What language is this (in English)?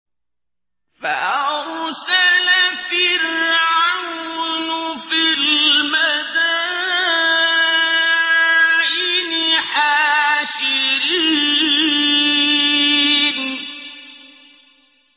Arabic